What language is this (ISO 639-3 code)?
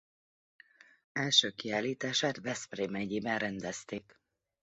hun